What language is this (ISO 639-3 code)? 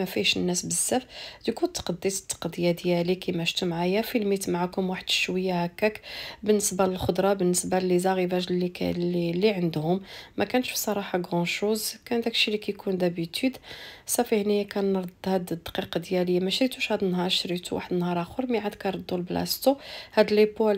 ara